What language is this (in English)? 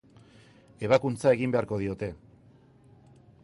Basque